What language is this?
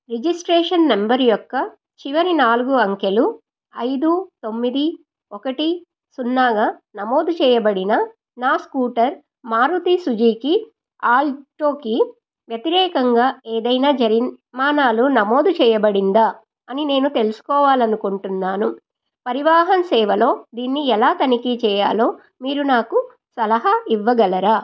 Telugu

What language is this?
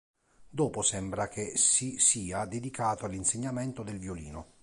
Italian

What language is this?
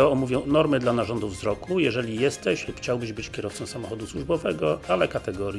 Polish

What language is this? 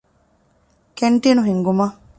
Divehi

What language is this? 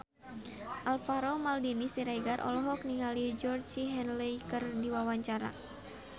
Sundanese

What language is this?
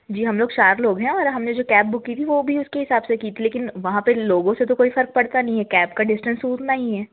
Hindi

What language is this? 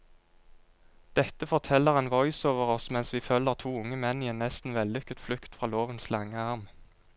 Norwegian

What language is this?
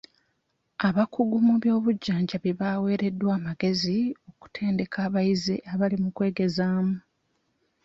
Ganda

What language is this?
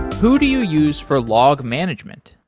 English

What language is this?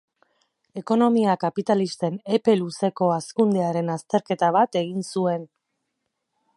Basque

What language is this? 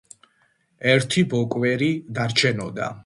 Georgian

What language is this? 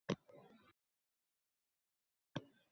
Uzbek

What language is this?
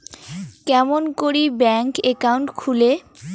Bangla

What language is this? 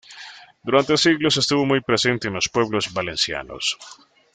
Spanish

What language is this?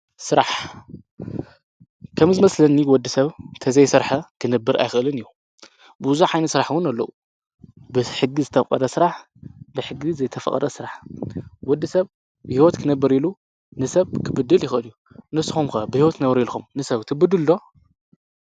Tigrinya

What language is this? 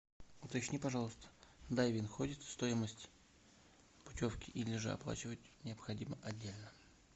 Russian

